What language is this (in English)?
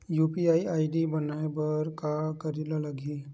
Chhattisgarhi